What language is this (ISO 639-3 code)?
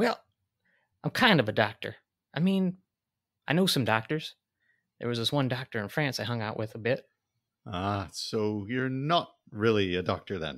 eng